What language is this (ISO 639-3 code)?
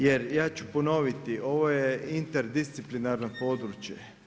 hrv